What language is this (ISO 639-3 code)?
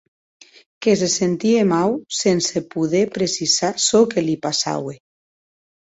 oci